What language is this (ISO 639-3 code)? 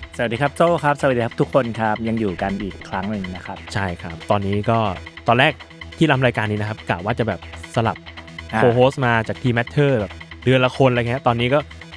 tha